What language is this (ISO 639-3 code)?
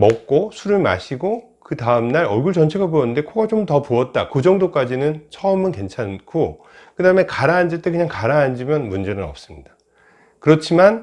kor